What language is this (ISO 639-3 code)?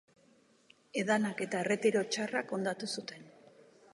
eus